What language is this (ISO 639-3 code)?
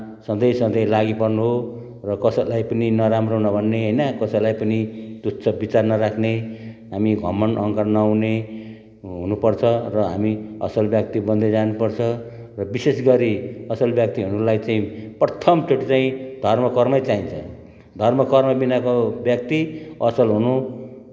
nep